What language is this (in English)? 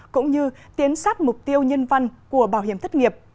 Vietnamese